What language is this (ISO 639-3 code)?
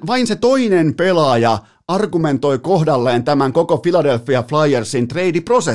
fin